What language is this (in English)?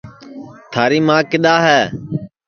Sansi